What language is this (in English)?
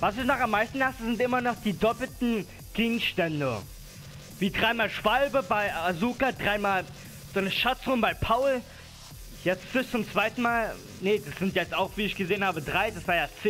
German